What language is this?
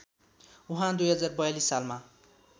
Nepali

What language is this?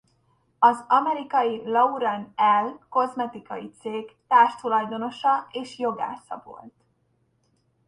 Hungarian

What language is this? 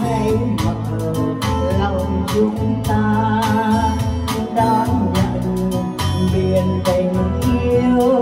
Thai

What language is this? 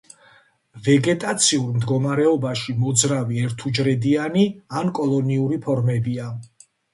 Georgian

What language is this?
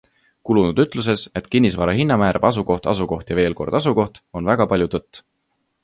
Estonian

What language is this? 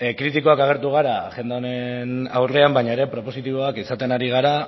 Basque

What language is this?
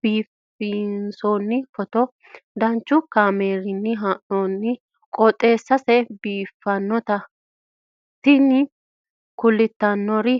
Sidamo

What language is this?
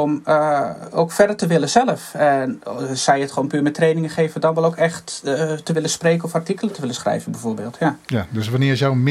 Dutch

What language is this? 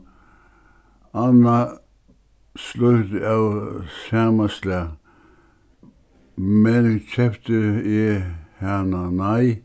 Faroese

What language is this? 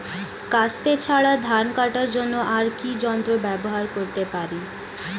Bangla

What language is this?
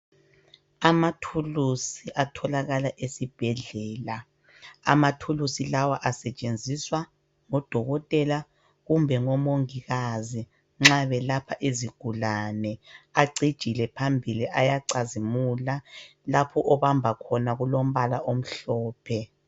North Ndebele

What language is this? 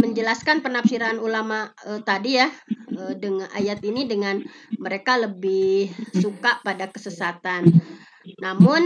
Indonesian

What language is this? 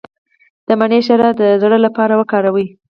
Pashto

